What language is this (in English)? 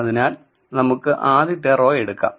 Malayalam